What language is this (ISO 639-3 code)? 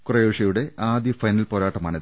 mal